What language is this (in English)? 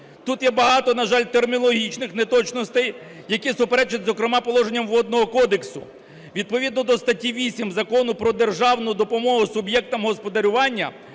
Ukrainian